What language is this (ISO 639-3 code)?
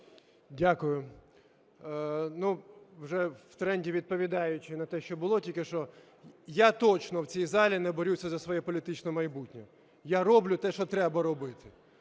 ukr